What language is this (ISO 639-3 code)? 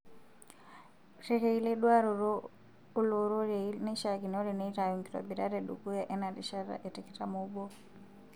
mas